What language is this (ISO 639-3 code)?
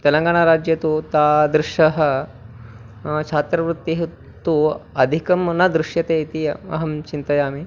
san